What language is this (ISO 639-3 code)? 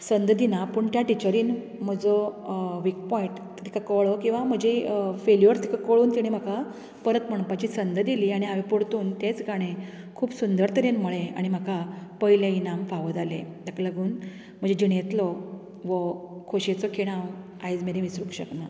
kok